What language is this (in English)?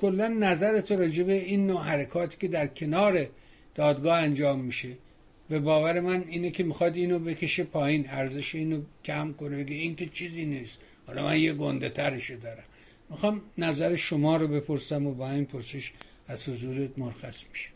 Persian